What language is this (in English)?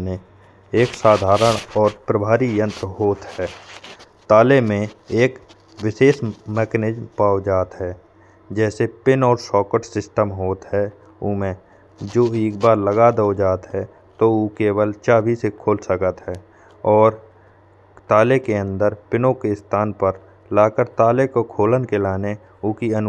Bundeli